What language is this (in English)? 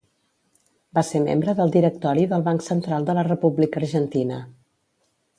Catalan